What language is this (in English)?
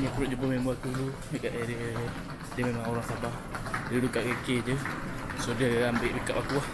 Malay